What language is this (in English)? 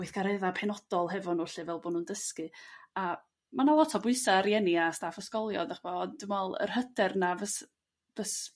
Welsh